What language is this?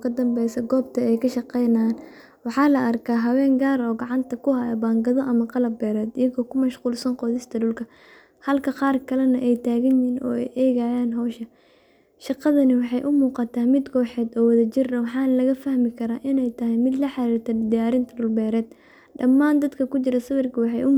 Somali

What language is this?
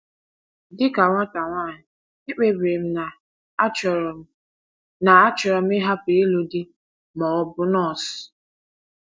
Igbo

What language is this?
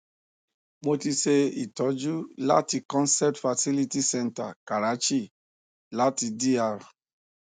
Yoruba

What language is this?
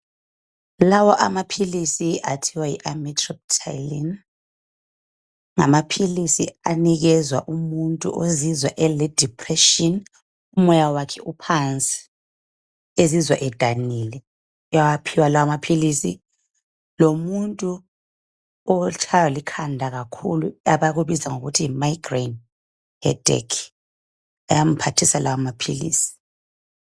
North Ndebele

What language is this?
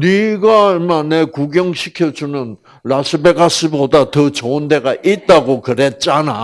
Korean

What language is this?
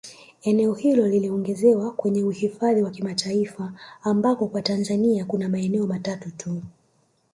Swahili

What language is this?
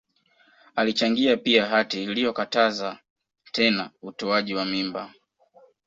Swahili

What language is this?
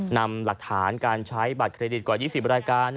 Thai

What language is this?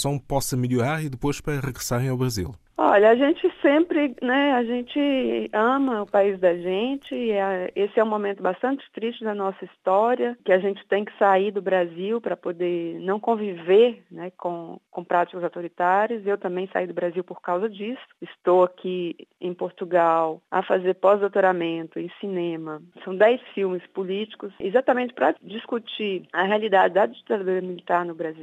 Portuguese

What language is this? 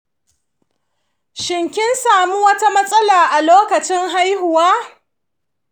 Hausa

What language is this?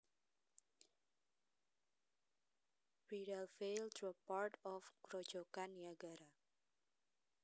Javanese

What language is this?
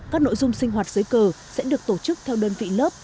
Vietnamese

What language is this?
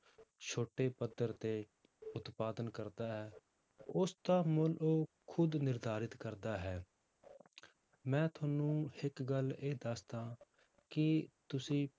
Punjabi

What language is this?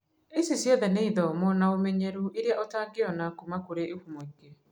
Kikuyu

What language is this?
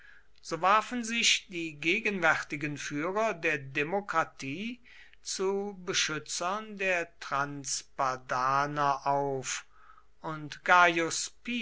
German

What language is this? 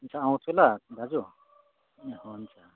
Nepali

